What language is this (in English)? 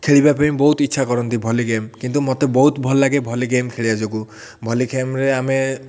Odia